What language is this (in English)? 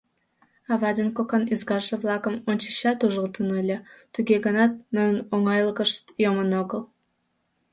Mari